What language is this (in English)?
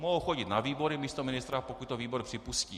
Czech